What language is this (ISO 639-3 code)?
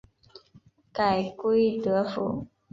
zho